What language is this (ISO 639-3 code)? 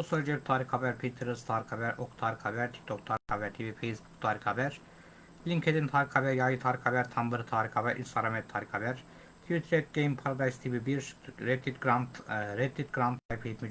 tur